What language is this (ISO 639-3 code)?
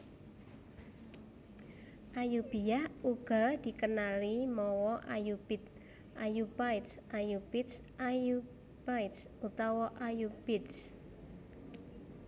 jav